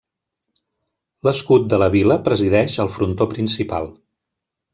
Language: Catalan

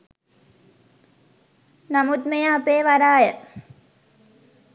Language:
Sinhala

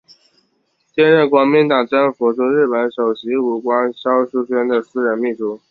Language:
Chinese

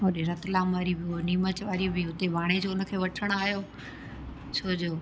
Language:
Sindhi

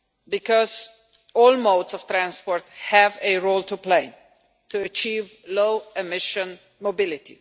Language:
English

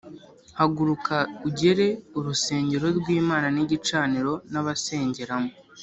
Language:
Kinyarwanda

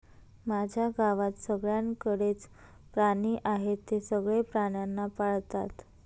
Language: Marathi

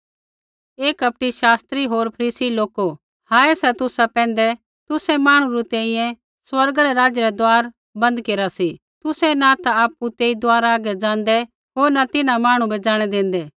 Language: Kullu Pahari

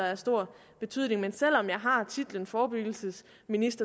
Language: Danish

